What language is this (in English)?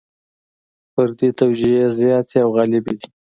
Pashto